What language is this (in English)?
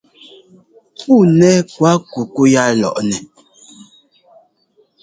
Ngomba